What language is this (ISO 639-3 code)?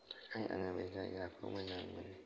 brx